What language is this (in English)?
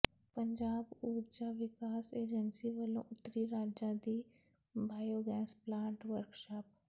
Punjabi